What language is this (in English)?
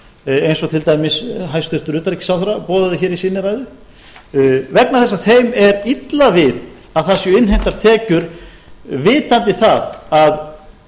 Icelandic